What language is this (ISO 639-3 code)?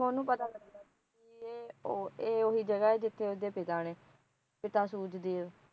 pan